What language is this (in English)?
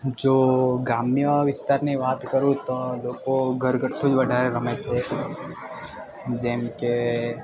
Gujarati